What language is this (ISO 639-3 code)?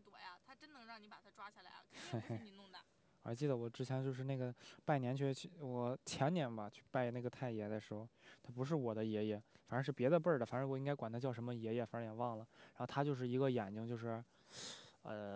zho